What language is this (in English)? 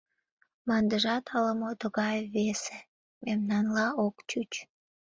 Mari